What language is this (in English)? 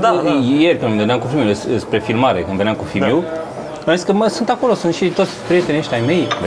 Romanian